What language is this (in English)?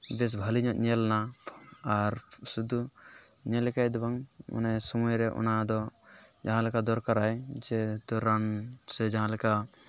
Santali